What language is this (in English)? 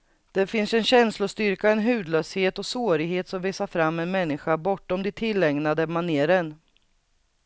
Swedish